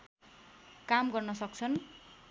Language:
Nepali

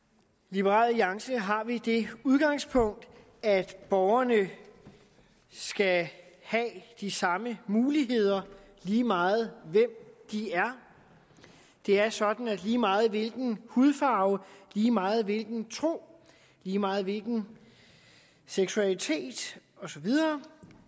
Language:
Danish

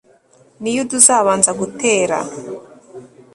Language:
Kinyarwanda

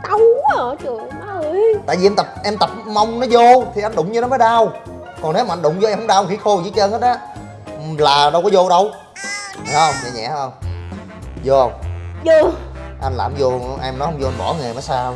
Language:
Vietnamese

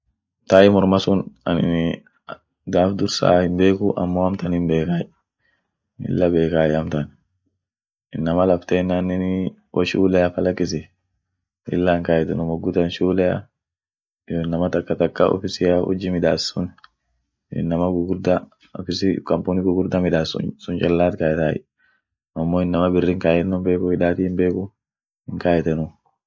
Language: Orma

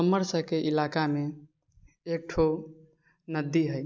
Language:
Maithili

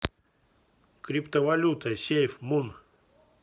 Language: Russian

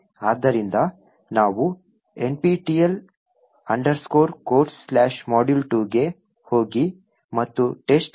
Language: Kannada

